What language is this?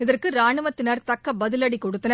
Tamil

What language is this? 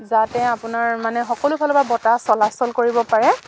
Assamese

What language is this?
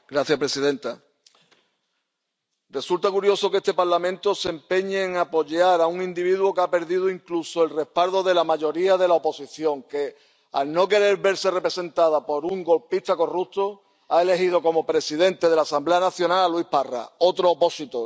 Spanish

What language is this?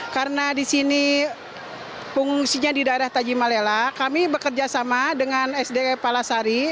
Indonesian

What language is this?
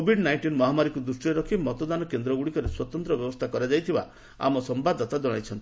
Odia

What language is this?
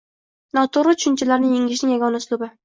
Uzbek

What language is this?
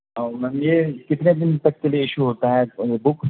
Urdu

